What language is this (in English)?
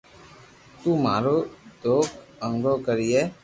Loarki